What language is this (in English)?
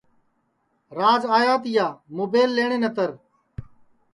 Sansi